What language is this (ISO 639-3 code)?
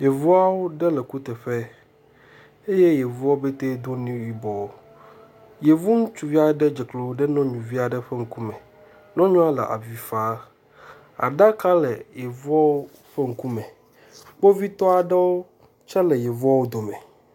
ewe